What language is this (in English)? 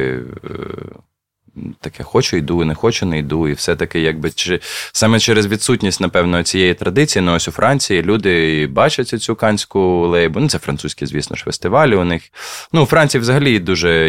Ukrainian